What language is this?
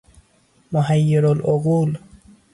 Persian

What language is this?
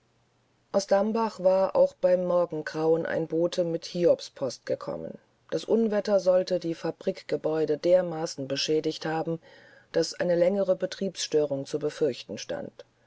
German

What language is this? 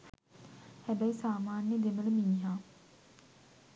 Sinhala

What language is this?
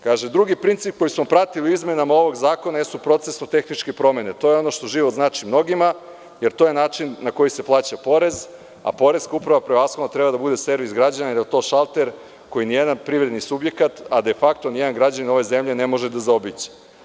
Serbian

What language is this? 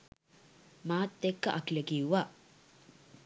Sinhala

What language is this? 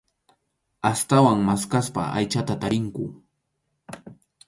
Arequipa-La Unión Quechua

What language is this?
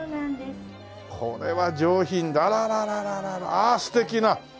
Japanese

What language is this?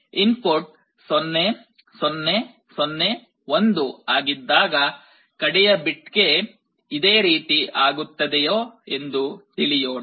Kannada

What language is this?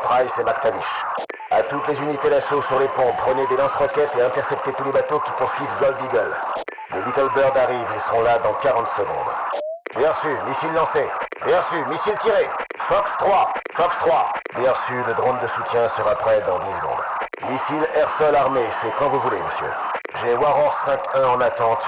French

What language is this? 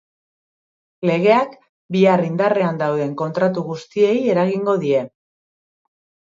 Basque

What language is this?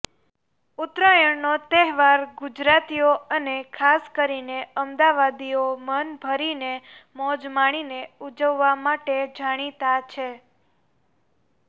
Gujarati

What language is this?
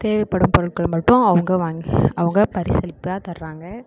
Tamil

